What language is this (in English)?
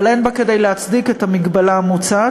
Hebrew